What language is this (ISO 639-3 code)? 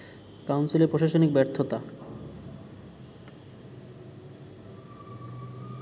ben